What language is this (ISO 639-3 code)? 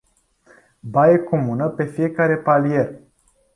ron